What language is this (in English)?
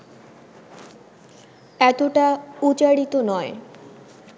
Bangla